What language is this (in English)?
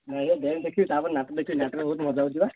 Odia